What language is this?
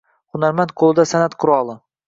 Uzbek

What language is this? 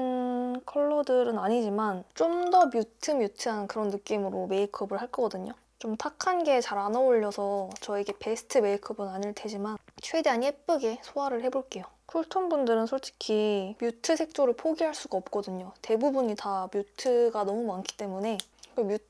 Korean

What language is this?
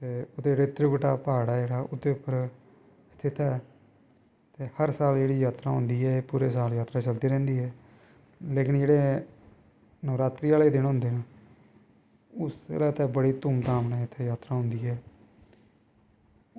Dogri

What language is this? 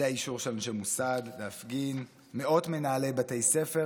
Hebrew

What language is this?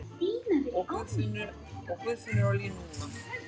Icelandic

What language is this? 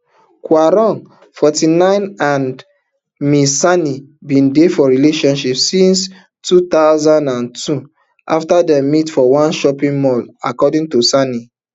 Nigerian Pidgin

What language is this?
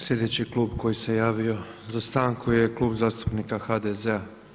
Croatian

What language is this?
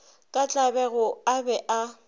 Northern Sotho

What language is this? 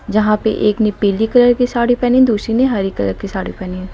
Hindi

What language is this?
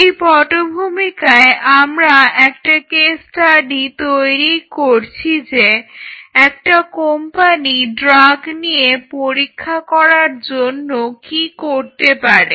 Bangla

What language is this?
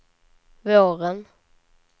Swedish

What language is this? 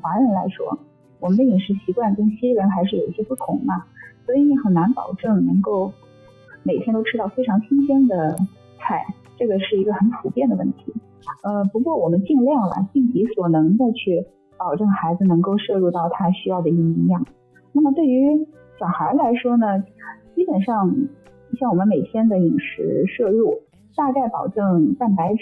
Chinese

